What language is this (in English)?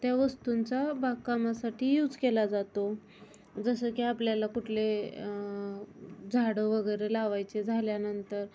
Marathi